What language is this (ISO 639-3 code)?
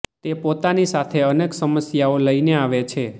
guj